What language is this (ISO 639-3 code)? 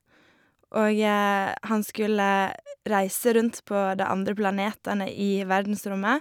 nor